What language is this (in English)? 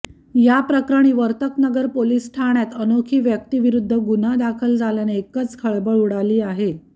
Marathi